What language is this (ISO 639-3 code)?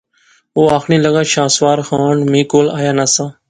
phr